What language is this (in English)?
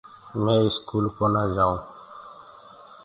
Gurgula